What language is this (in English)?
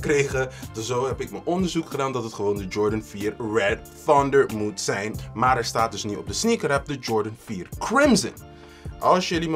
Dutch